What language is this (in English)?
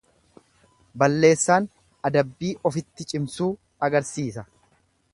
Oromo